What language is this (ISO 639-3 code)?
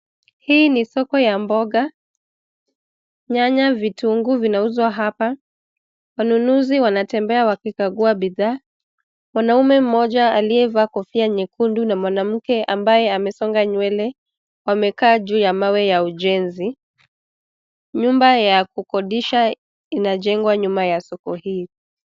swa